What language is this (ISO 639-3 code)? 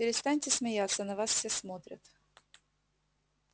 rus